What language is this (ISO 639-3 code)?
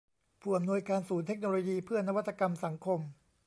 tha